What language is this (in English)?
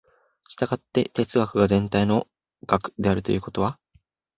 Japanese